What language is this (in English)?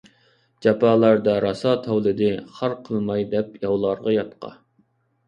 Uyghur